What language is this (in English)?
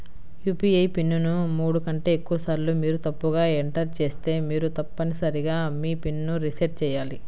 Telugu